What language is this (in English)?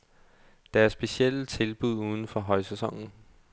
Danish